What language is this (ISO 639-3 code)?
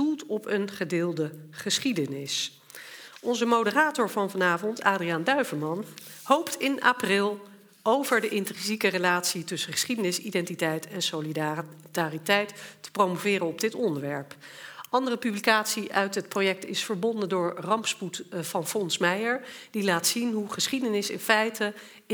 nld